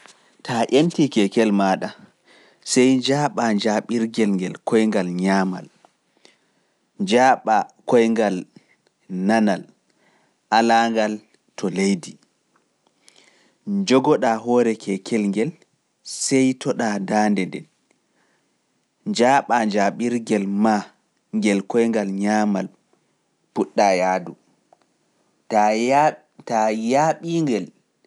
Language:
Pular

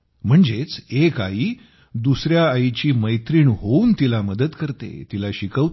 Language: Marathi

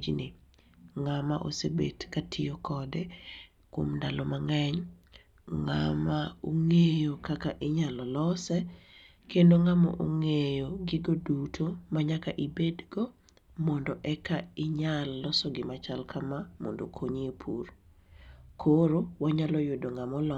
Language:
Luo (Kenya and Tanzania)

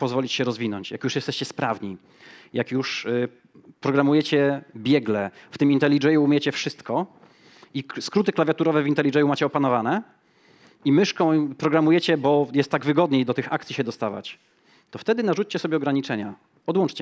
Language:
Polish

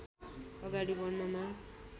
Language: Nepali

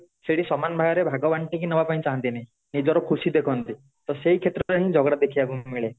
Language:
Odia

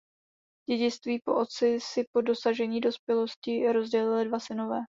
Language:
Czech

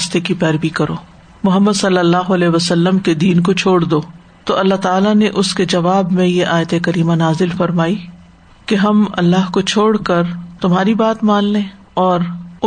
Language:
Urdu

